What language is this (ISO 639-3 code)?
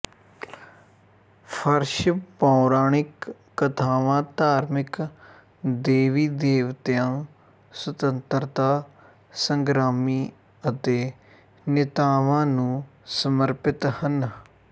pan